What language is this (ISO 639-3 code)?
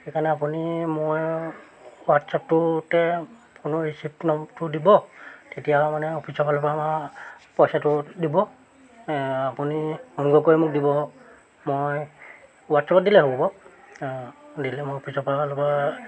asm